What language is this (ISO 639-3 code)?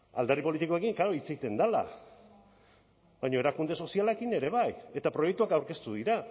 eus